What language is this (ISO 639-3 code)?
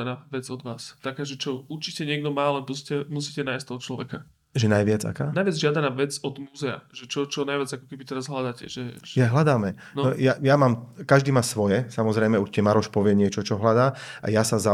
slk